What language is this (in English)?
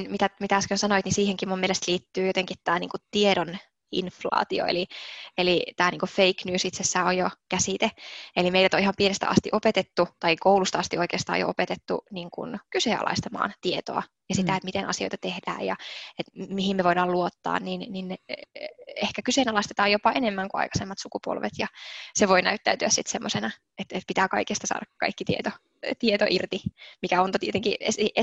Finnish